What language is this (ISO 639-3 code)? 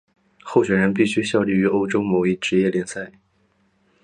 zho